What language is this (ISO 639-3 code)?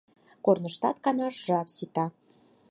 chm